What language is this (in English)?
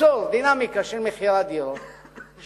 Hebrew